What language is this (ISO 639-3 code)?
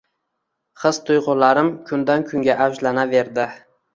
uzb